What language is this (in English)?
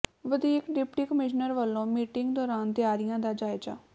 Punjabi